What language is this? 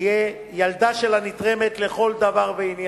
Hebrew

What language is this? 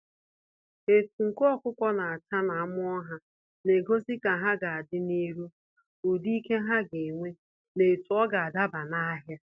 Igbo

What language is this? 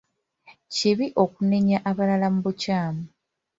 Ganda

